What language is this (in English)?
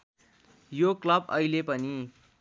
Nepali